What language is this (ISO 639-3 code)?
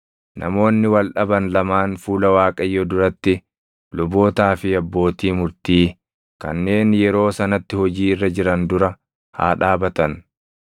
orm